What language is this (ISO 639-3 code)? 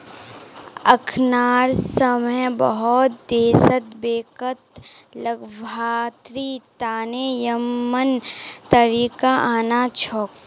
mag